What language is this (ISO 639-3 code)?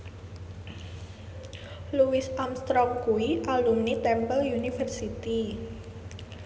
jav